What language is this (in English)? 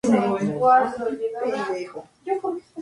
Spanish